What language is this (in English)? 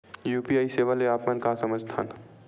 Chhattisgarhi